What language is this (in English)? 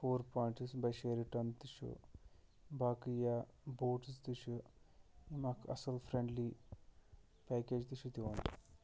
Kashmiri